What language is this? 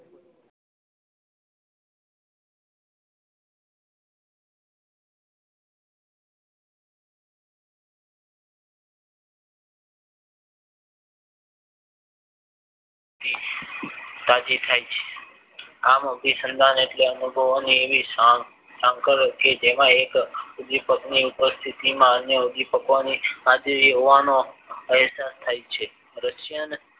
Gujarati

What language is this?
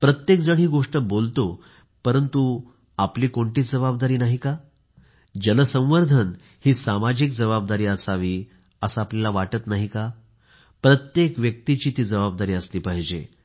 Marathi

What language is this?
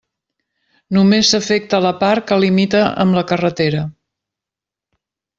Catalan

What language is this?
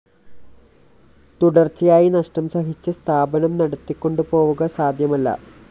Malayalam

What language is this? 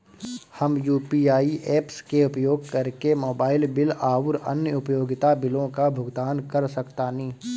Bhojpuri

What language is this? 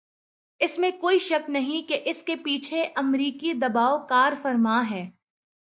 Urdu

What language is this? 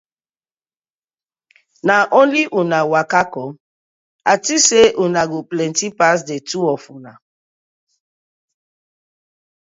Nigerian Pidgin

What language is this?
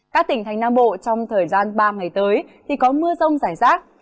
Vietnamese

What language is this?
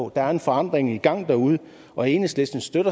Danish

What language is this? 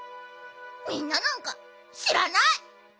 Japanese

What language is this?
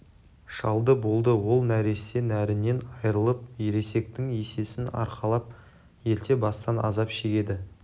Kazakh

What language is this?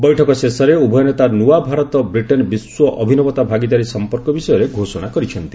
Odia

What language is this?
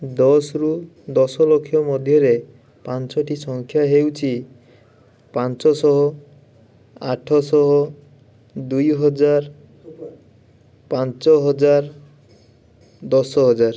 Odia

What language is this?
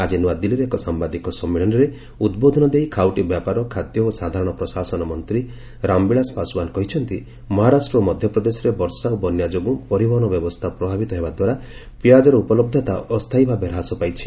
Odia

